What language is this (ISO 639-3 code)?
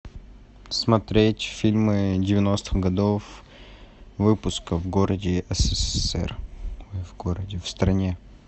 rus